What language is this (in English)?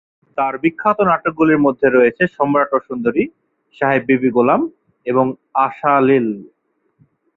Bangla